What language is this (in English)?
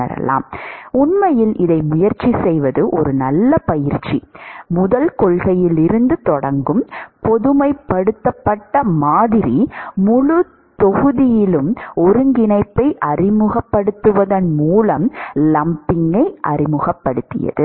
Tamil